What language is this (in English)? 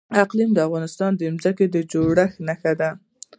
Pashto